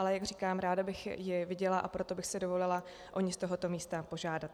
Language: Czech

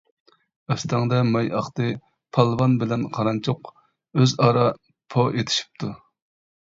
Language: Uyghur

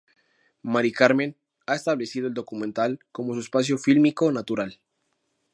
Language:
Spanish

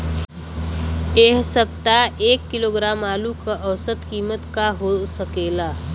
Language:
Bhojpuri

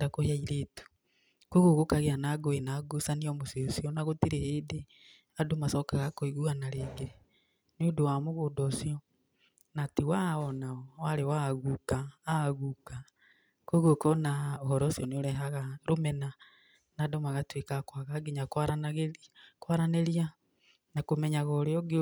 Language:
Kikuyu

